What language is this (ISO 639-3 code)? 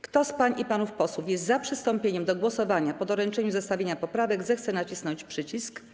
pol